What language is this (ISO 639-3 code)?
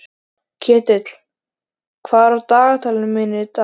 isl